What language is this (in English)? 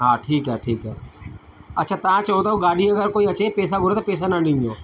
Sindhi